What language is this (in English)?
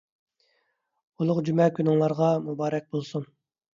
Uyghur